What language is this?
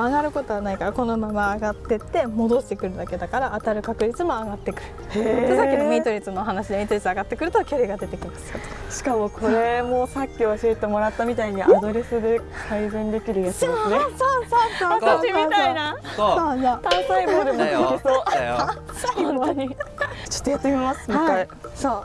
Japanese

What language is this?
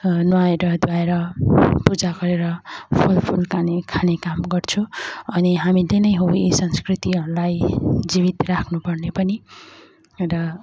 Nepali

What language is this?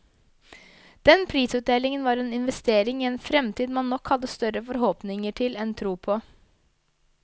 Norwegian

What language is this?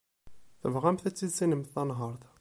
Kabyle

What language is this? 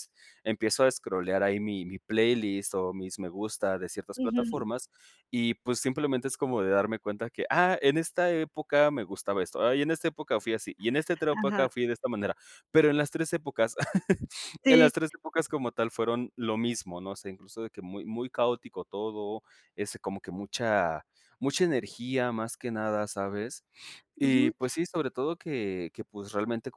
Spanish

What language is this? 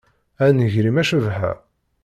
Kabyle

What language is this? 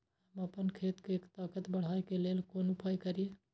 Maithili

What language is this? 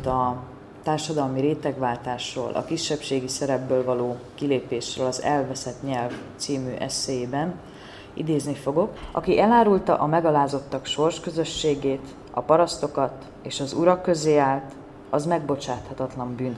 Hungarian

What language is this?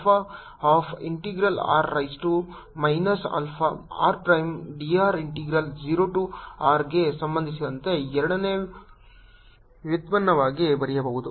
Kannada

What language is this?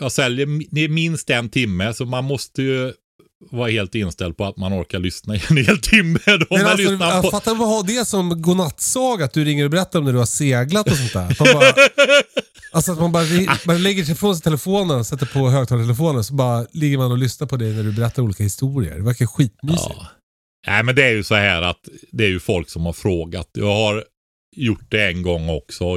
Swedish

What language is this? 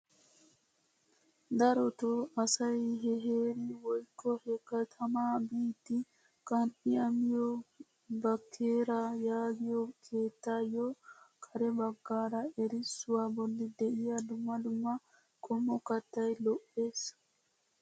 Wolaytta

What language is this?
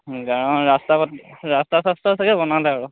Assamese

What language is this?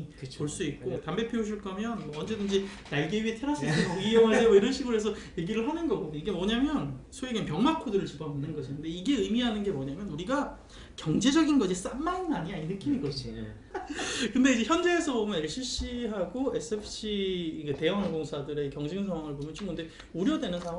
Korean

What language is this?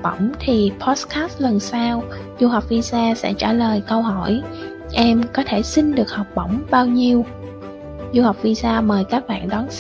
Vietnamese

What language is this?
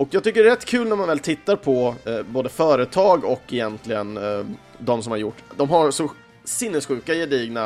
Swedish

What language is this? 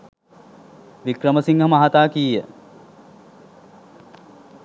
Sinhala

